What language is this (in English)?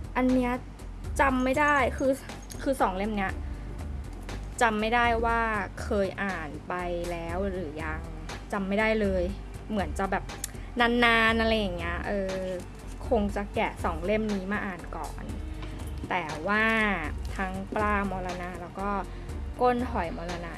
Thai